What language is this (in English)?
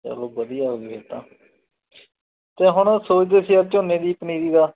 Punjabi